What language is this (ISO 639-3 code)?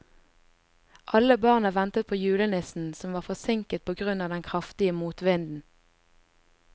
nor